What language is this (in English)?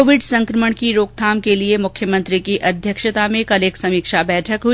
Hindi